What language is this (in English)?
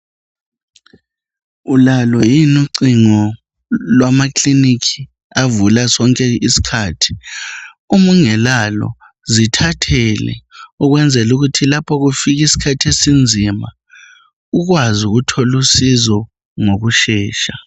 North Ndebele